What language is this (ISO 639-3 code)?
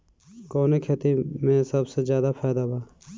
bho